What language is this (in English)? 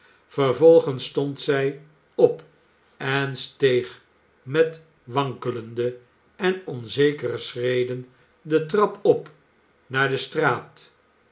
Dutch